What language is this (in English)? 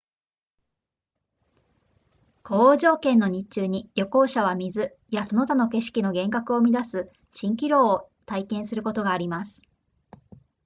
Japanese